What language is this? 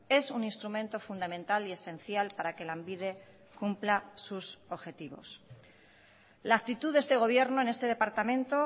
Spanish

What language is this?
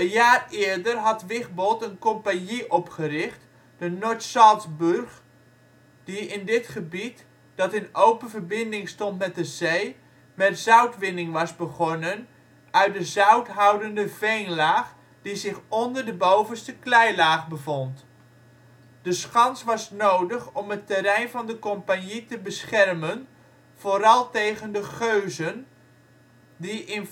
Dutch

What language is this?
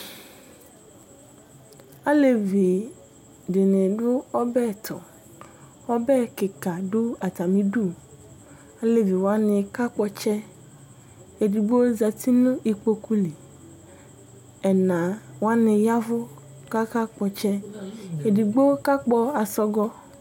Ikposo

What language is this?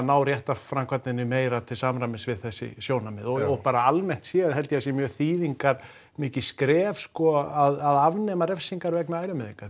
Icelandic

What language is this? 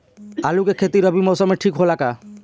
Bhojpuri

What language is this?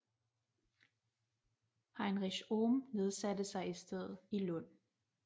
Danish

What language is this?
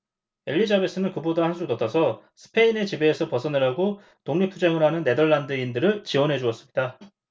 Korean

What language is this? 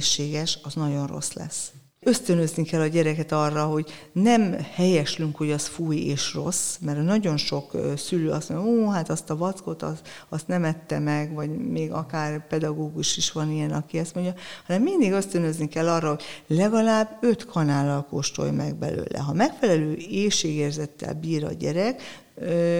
Hungarian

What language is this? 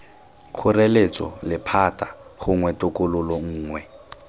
Tswana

